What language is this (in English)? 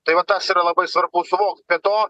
Lithuanian